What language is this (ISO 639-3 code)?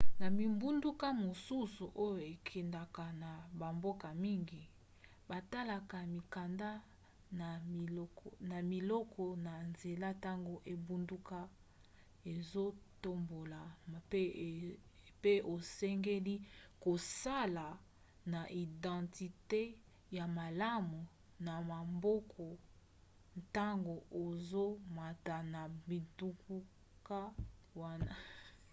lin